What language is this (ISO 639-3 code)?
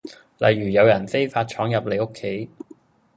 yue